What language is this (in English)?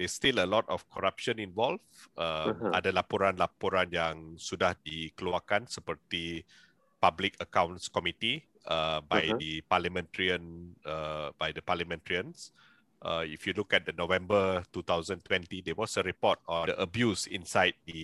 Malay